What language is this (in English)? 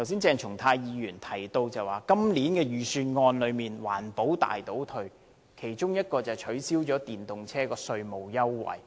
Cantonese